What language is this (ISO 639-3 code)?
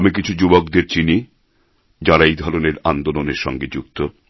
ben